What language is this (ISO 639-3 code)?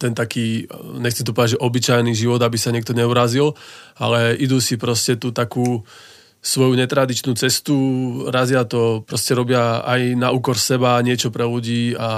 slk